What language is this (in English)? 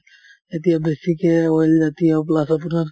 Assamese